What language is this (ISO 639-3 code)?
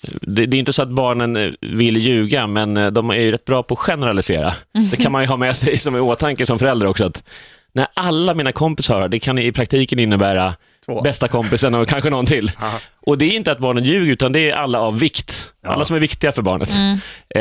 swe